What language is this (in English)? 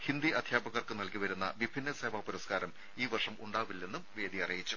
Malayalam